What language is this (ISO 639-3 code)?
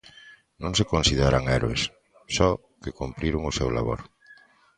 glg